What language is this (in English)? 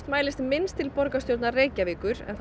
Icelandic